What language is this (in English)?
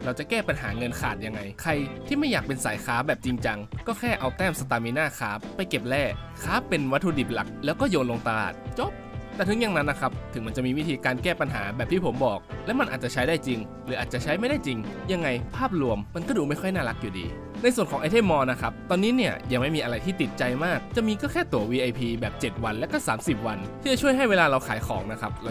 Thai